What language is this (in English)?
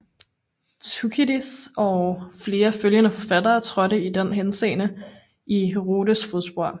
Danish